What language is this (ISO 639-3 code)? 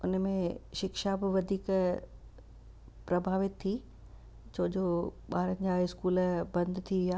snd